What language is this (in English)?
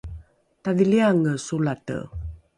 Rukai